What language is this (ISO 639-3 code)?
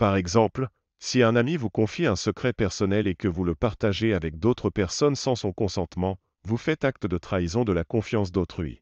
fra